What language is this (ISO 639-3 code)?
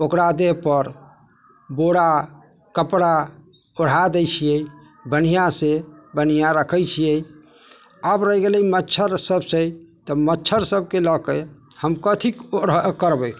mai